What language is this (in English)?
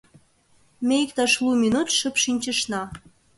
Mari